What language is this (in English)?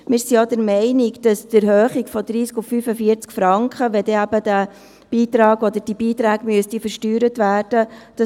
Swiss German